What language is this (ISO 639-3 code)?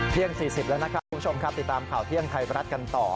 tha